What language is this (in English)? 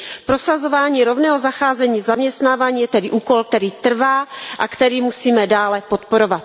Czech